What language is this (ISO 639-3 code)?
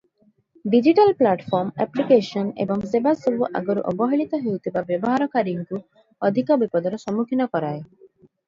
ori